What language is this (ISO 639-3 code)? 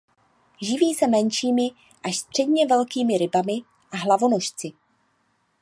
ces